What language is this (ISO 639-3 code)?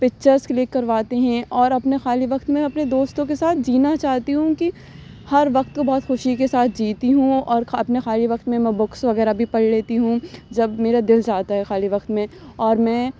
urd